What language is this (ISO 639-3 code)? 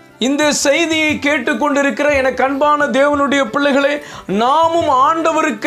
tur